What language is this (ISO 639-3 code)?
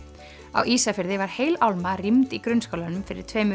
isl